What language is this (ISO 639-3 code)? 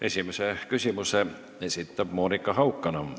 est